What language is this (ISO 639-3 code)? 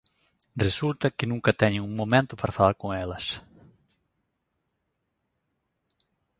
glg